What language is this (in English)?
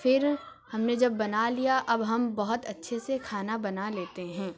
Urdu